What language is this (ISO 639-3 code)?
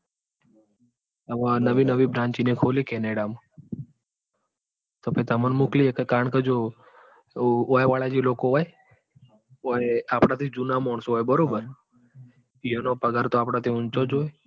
guj